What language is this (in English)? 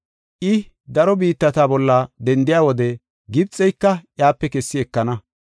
Gofa